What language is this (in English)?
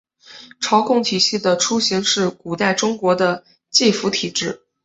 Chinese